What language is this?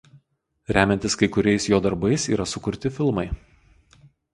Lithuanian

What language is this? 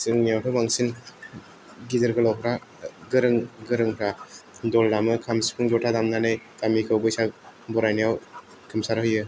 Bodo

